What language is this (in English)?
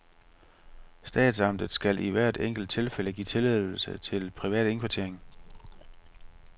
Danish